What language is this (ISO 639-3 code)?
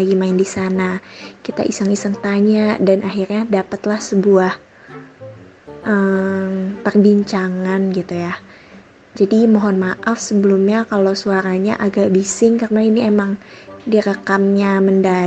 ind